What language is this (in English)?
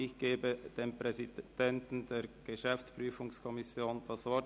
Swiss German